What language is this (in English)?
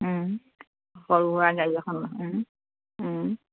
Assamese